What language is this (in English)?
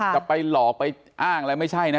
Thai